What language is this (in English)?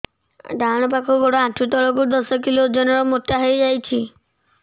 Odia